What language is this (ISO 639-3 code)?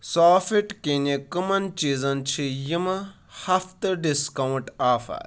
kas